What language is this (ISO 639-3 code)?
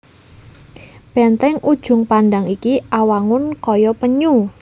jav